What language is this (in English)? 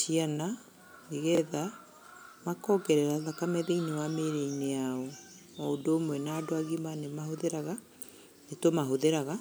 Kikuyu